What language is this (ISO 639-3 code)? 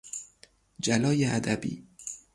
fas